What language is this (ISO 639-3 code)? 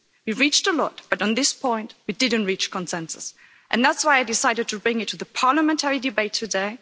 eng